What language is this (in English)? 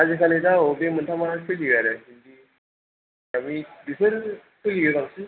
Bodo